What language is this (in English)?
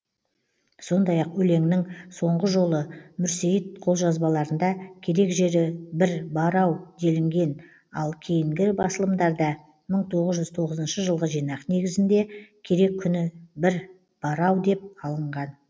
Kazakh